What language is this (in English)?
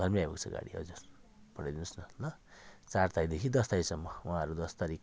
Nepali